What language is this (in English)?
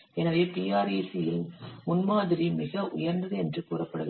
Tamil